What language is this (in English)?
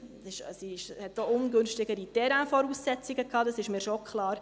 Swiss German